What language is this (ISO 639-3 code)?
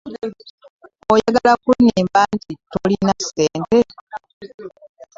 lug